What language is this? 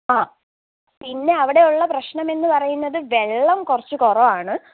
Malayalam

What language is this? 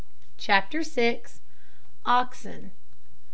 English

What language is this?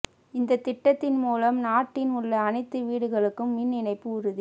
Tamil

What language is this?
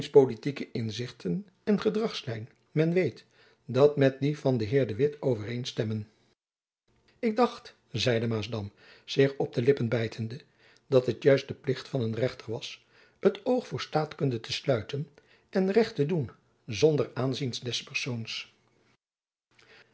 Dutch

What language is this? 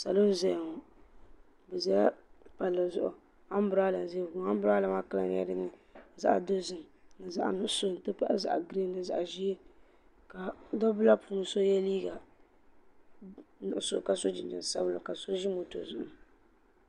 Dagbani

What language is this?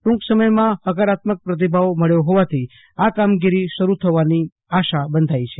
Gujarati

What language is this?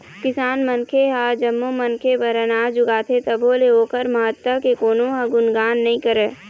Chhattisgarhi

